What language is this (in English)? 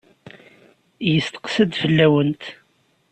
Kabyle